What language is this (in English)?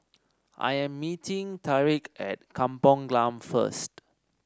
English